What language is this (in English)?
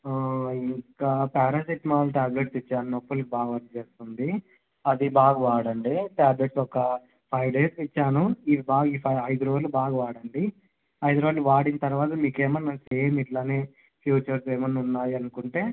Telugu